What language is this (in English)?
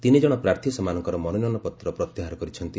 Odia